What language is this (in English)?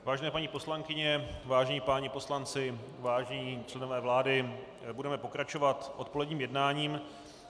Czech